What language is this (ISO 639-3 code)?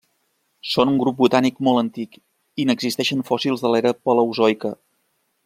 cat